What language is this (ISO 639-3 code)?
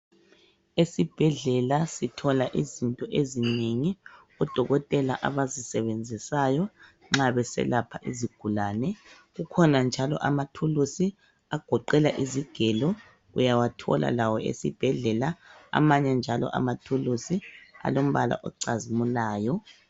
nde